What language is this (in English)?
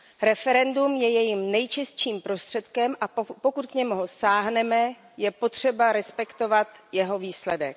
Czech